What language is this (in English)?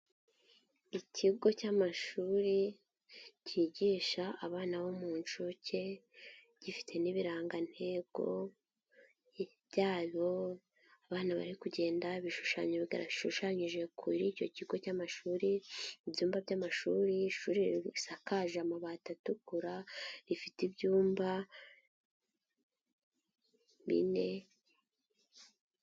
Kinyarwanda